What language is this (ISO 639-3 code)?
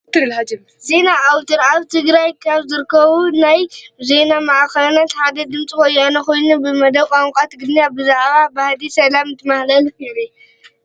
tir